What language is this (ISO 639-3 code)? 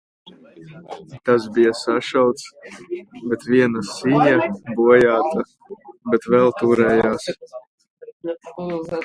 lav